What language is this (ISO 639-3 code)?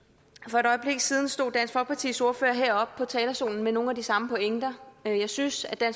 dan